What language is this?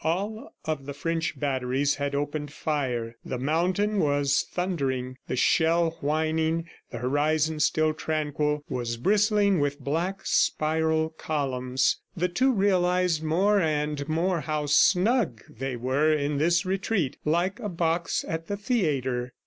English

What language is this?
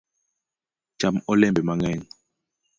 Luo (Kenya and Tanzania)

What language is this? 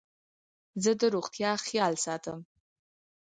Pashto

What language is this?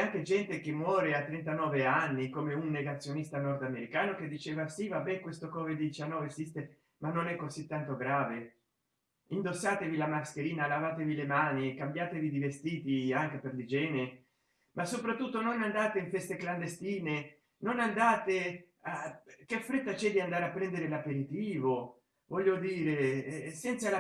Italian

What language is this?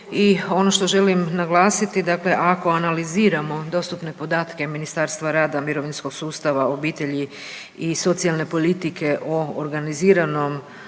Croatian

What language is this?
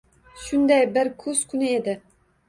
Uzbek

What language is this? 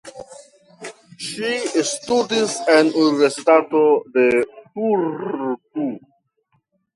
Esperanto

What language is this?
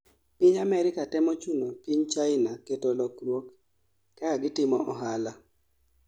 Luo (Kenya and Tanzania)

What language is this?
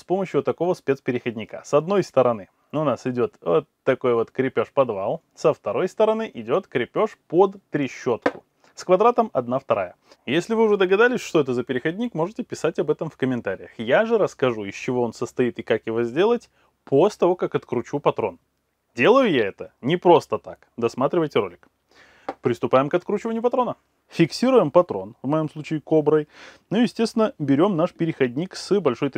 Russian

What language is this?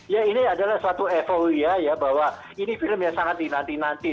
Indonesian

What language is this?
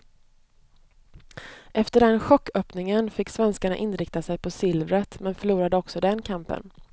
Swedish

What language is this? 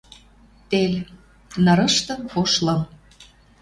Western Mari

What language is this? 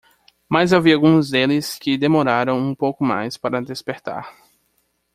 Portuguese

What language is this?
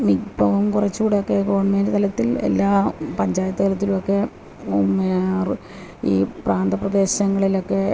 Malayalam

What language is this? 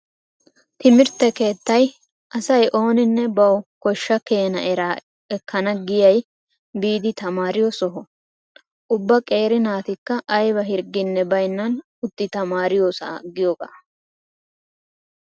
Wolaytta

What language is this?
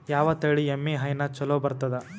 Kannada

